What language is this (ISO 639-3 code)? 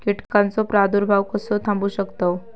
mar